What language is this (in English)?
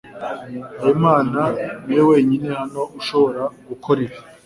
Kinyarwanda